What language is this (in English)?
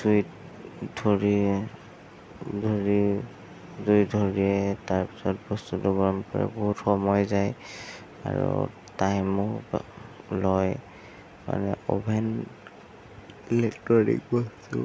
Assamese